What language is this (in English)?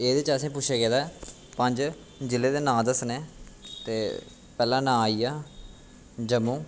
Dogri